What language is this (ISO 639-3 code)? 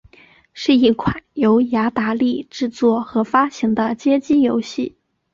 zho